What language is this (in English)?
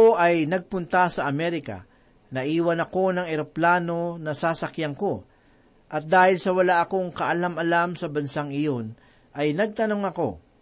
Filipino